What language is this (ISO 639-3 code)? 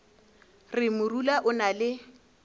nso